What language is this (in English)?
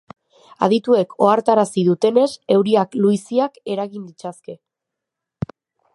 Basque